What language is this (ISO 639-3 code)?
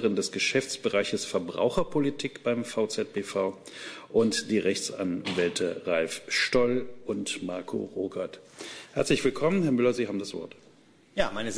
deu